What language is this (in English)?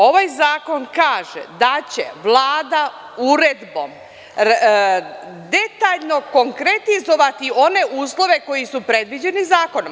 Serbian